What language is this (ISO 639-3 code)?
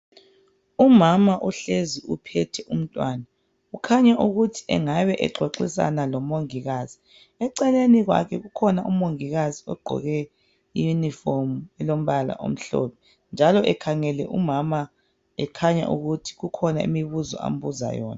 nde